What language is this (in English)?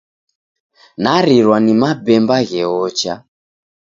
Taita